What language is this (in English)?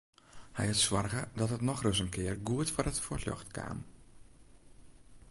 Western Frisian